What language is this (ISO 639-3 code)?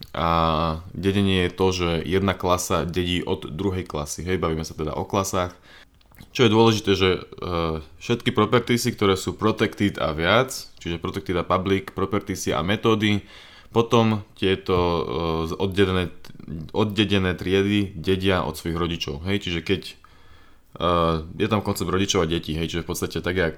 slk